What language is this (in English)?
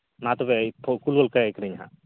Santali